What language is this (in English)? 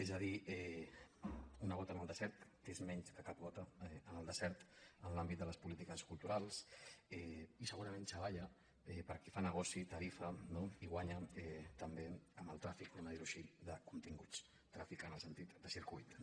Catalan